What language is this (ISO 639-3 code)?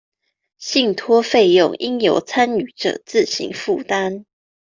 zho